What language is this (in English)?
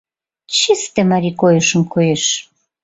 Mari